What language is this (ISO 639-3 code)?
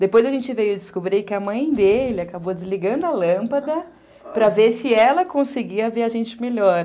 por